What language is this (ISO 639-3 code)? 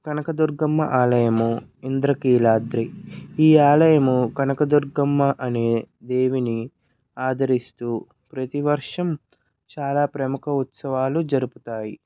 tel